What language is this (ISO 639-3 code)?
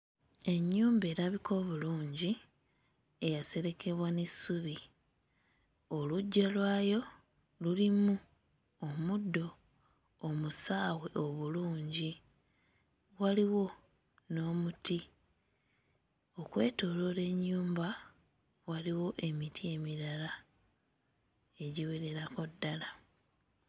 lug